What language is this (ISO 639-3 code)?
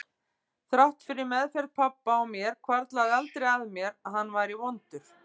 isl